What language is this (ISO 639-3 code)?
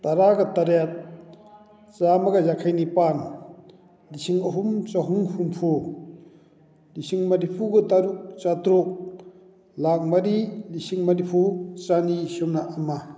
mni